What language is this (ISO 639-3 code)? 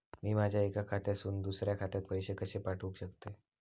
mar